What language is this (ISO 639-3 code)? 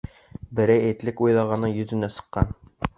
bak